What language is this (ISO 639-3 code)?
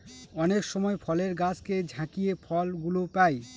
ben